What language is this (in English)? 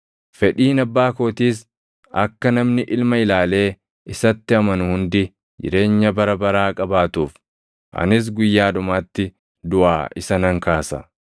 Oromo